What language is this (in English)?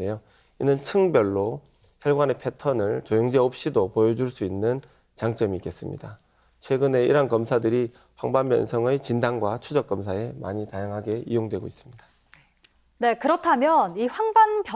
Korean